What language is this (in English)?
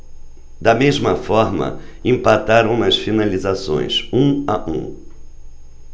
Portuguese